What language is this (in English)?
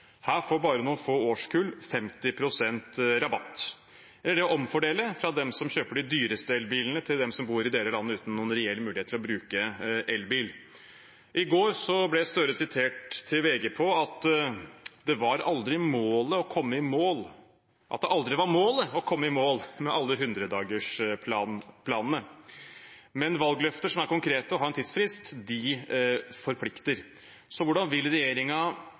Norwegian Bokmål